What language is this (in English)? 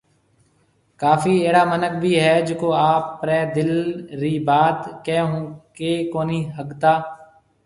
Marwari (Pakistan)